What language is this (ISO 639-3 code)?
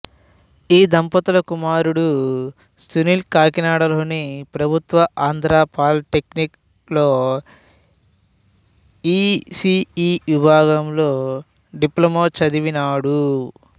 tel